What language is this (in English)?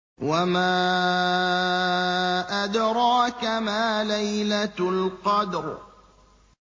Arabic